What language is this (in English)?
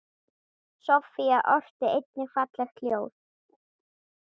Icelandic